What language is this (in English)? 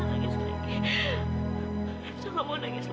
Indonesian